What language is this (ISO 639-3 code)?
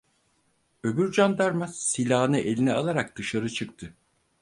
tur